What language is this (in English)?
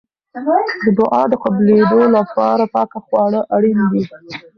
Pashto